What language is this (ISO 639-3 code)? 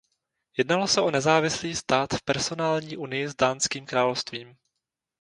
ces